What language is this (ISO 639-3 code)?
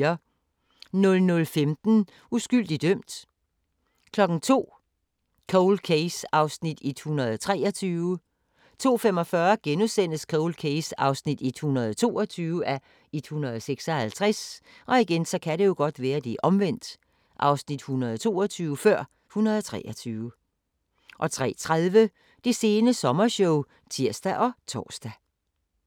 dan